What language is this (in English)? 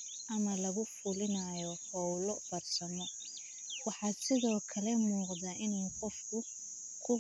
Somali